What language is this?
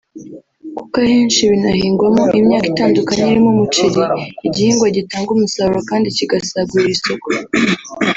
Kinyarwanda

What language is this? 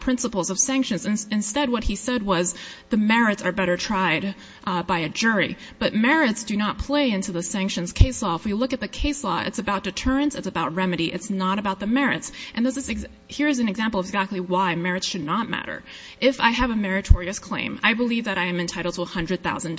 English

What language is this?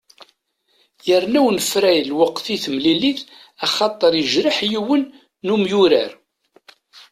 Kabyle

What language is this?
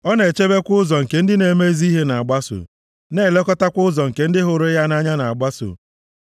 Igbo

